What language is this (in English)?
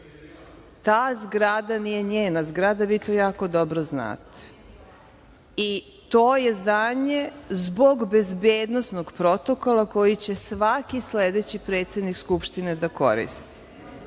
Serbian